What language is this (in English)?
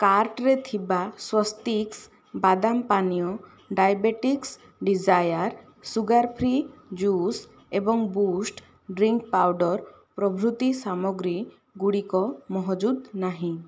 Odia